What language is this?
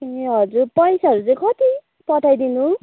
Nepali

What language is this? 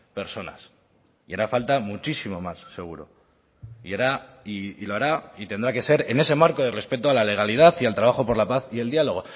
Spanish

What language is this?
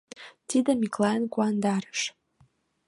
Mari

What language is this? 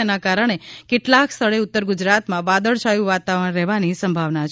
Gujarati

